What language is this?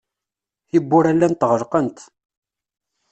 Kabyle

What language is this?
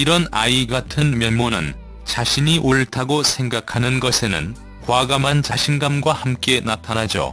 Korean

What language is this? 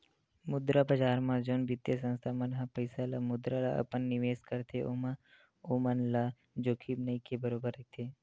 Chhattisgarhi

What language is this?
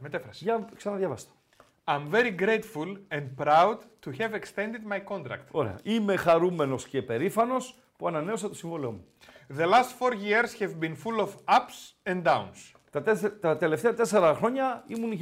Greek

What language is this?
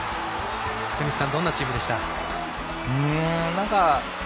Japanese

